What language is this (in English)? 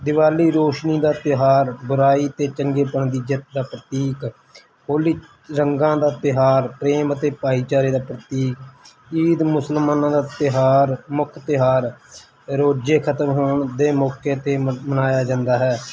Punjabi